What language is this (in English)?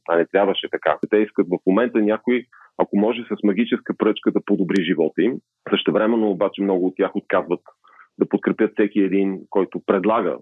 Bulgarian